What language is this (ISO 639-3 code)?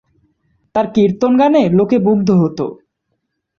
ben